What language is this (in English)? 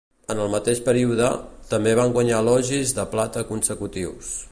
Catalan